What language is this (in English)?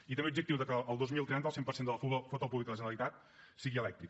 Catalan